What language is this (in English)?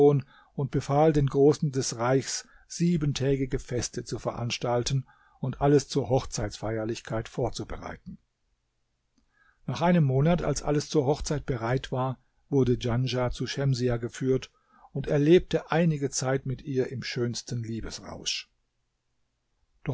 German